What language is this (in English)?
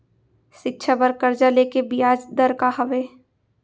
Chhattisgarhi